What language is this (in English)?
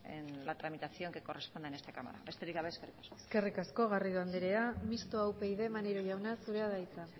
Basque